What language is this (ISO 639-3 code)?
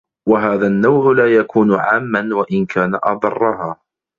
ara